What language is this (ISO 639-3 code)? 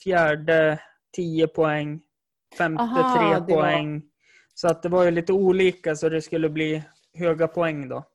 swe